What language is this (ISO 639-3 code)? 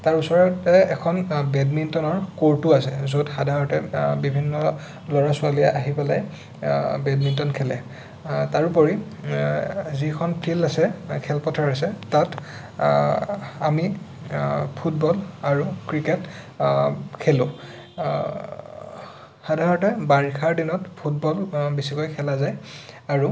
asm